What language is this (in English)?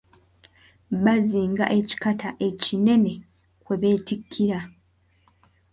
Ganda